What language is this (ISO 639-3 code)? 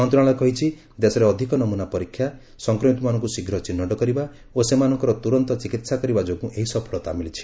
ori